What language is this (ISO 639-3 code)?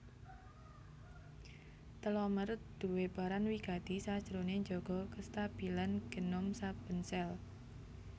jav